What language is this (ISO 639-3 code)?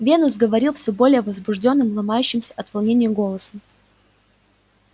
rus